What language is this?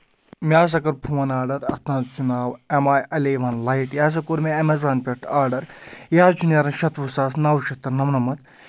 Kashmiri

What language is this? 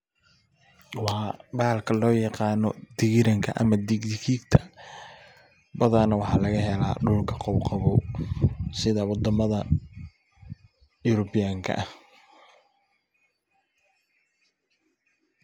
Somali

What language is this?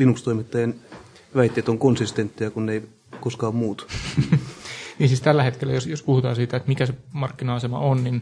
Finnish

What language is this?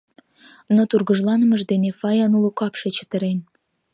Mari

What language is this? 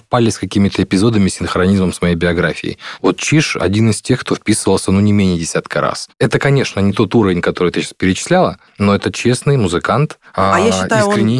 Russian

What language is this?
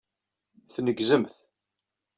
Kabyle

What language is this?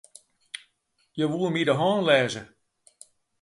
Western Frisian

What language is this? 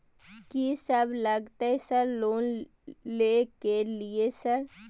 Maithili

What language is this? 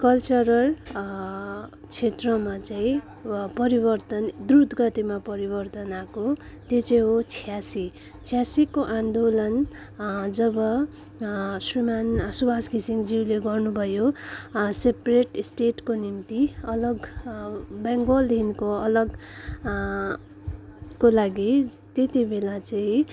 Nepali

